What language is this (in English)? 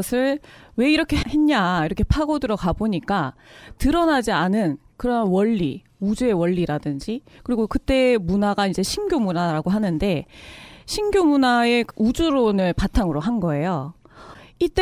Korean